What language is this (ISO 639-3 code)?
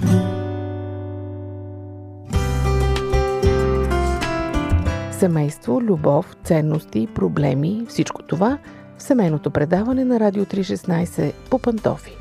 bul